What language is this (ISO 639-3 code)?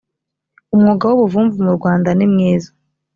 kin